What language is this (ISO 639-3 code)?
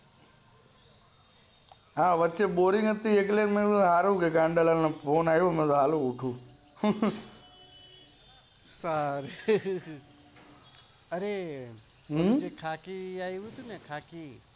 guj